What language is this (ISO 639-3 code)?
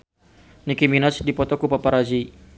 sun